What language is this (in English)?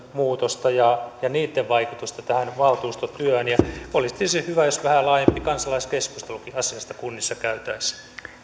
Finnish